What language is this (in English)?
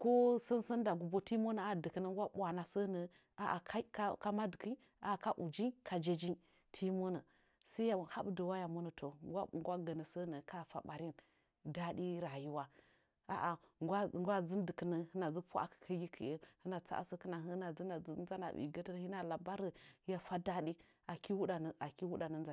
Nzanyi